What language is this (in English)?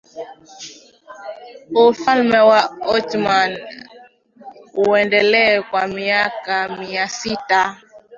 Swahili